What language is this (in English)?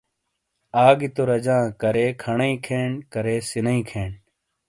Shina